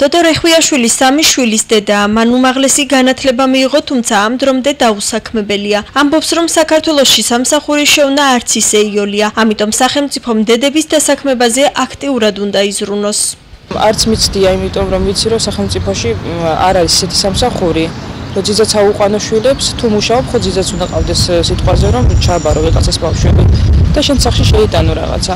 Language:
Georgian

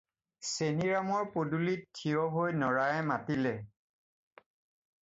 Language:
Assamese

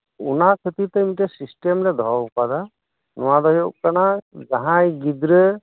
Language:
Santali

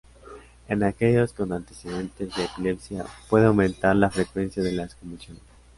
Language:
Spanish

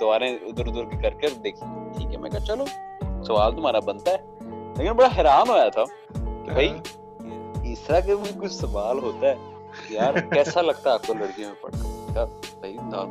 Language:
Urdu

